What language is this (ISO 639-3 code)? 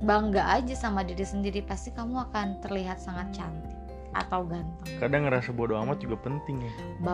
ind